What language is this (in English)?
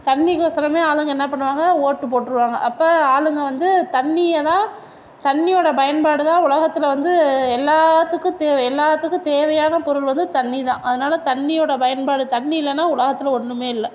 Tamil